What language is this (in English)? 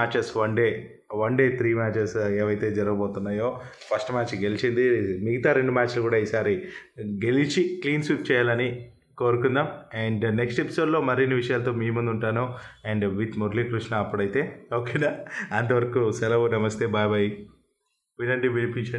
Telugu